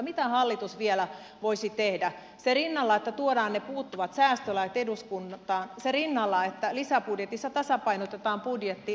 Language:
Finnish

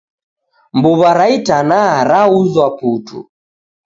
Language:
Taita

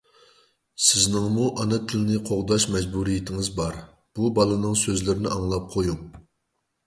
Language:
Uyghur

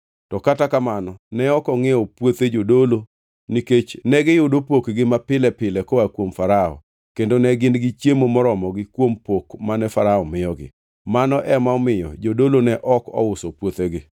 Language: Luo (Kenya and Tanzania)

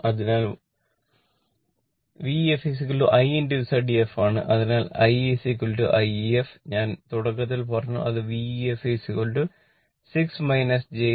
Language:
Malayalam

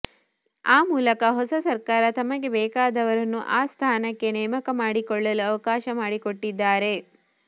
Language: Kannada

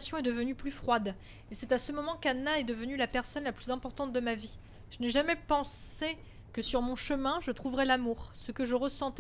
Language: French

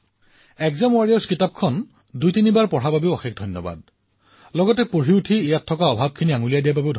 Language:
Assamese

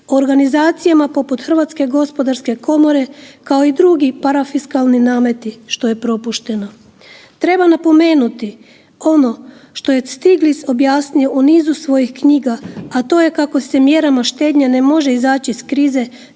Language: Croatian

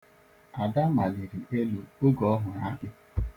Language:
Igbo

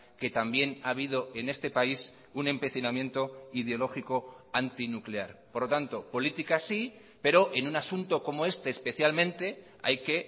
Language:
Spanish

